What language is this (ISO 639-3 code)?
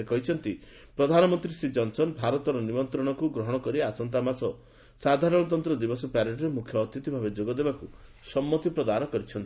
ori